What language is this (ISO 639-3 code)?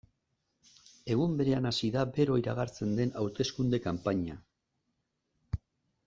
eus